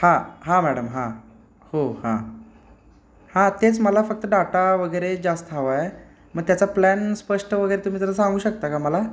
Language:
Marathi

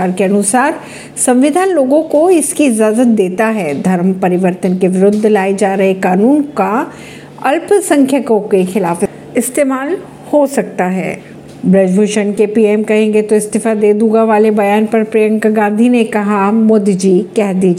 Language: Hindi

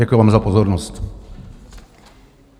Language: Czech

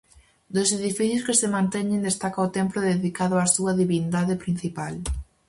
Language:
Galician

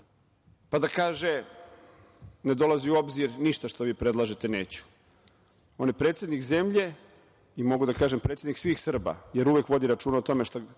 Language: Serbian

